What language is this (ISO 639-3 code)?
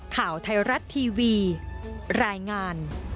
tha